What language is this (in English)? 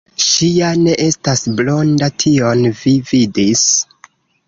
Esperanto